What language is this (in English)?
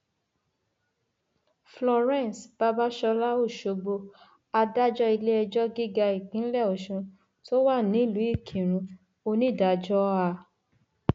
Yoruba